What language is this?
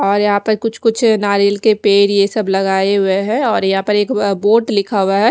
Hindi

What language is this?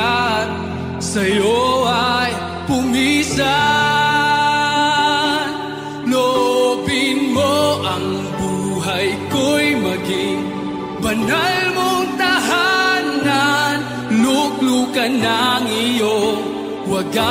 Indonesian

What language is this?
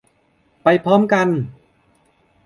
Thai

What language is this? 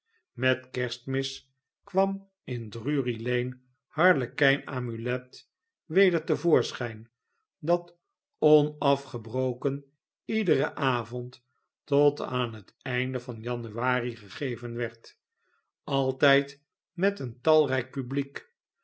Dutch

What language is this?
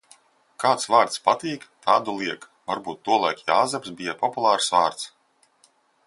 Latvian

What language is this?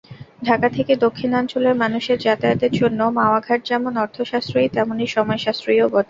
Bangla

